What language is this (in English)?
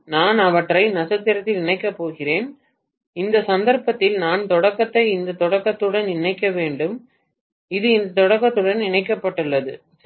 Tamil